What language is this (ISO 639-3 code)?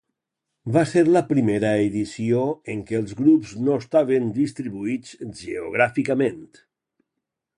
cat